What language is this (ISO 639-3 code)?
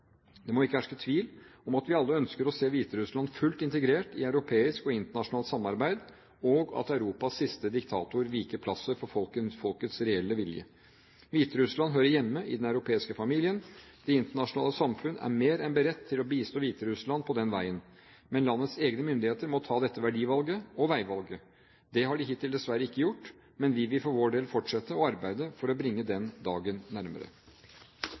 nob